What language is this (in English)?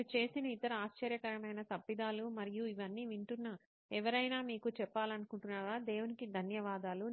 Telugu